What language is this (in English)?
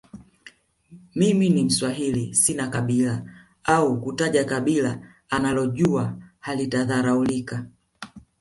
Swahili